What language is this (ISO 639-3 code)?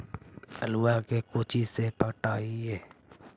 mag